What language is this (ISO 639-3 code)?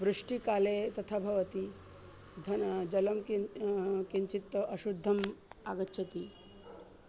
san